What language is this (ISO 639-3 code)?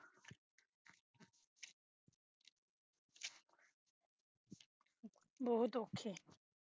pan